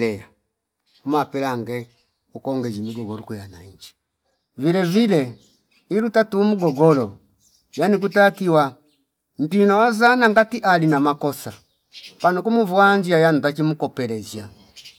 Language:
Fipa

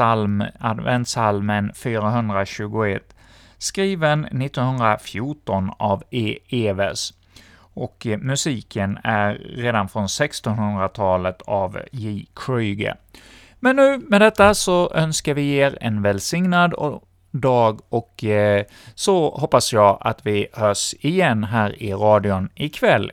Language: Swedish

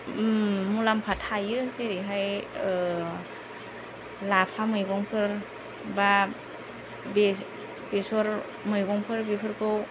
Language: Bodo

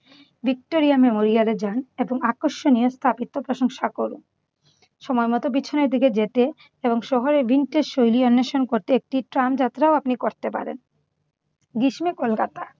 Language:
Bangla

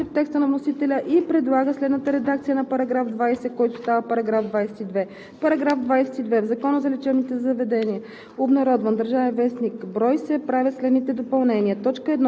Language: Bulgarian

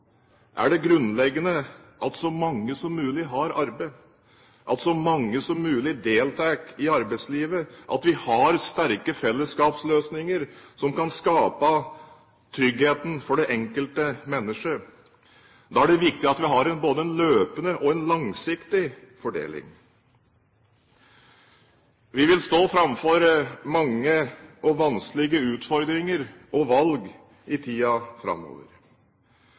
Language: Norwegian Bokmål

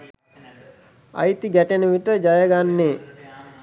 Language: Sinhala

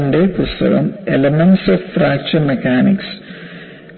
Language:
Malayalam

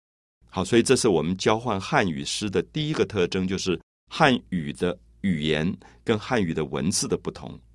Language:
Chinese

